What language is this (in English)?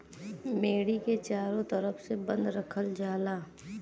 Bhojpuri